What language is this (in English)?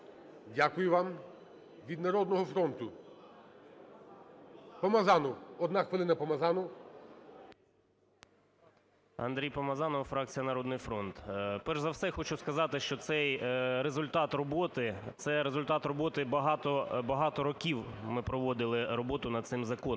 Ukrainian